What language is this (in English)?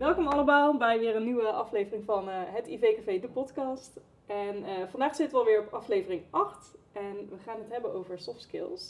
Dutch